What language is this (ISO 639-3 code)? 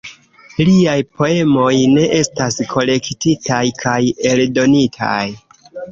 epo